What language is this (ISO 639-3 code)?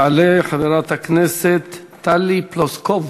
heb